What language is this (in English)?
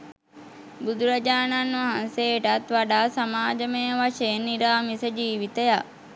Sinhala